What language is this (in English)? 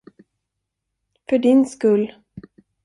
Swedish